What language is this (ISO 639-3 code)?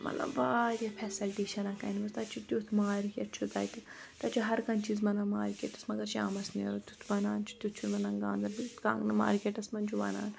kas